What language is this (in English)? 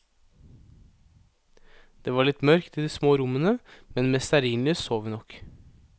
Norwegian